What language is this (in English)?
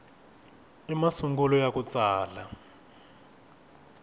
Tsonga